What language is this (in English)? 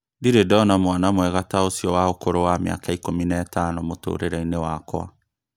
Kikuyu